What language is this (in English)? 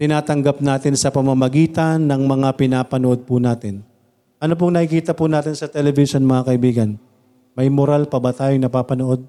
Filipino